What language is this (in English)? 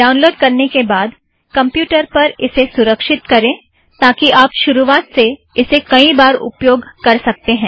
Hindi